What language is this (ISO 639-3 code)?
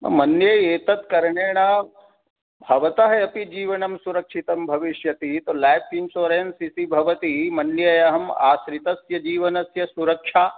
san